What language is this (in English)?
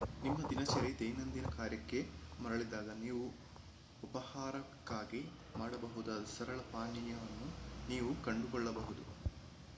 Kannada